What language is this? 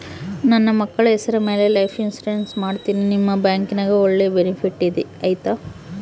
Kannada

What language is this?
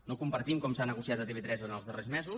Catalan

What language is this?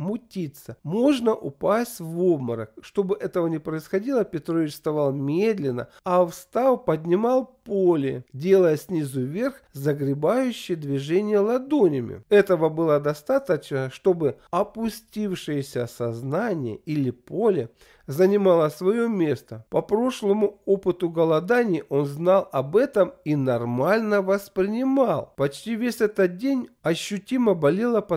Russian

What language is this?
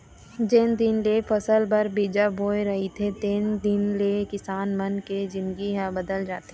Chhattisgarhi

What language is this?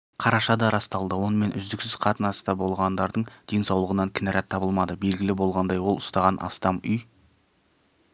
Kazakh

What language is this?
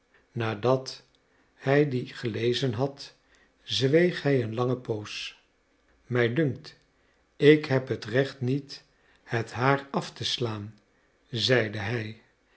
Dutch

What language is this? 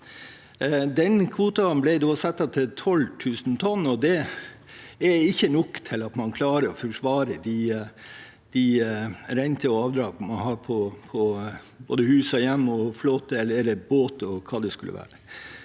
Norwegian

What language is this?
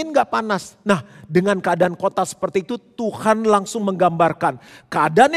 Indonesian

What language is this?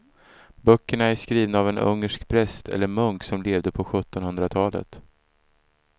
Swedish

